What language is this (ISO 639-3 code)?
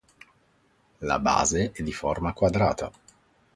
ita